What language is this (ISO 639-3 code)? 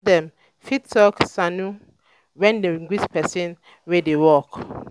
pcm